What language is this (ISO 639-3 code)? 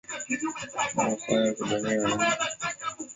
swa